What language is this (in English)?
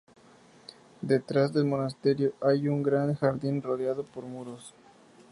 Spanish